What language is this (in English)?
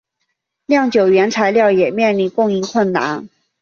Chinese